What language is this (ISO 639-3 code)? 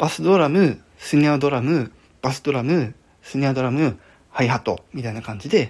jpn